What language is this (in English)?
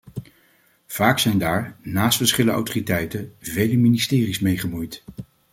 Dutch